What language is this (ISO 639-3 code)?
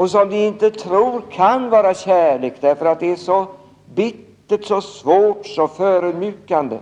swe